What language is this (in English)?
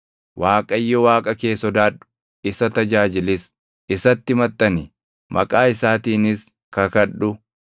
Oromo